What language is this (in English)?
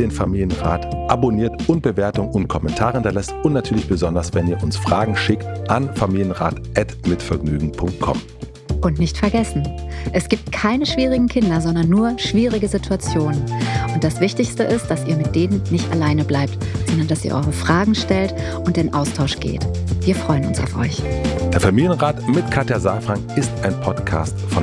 German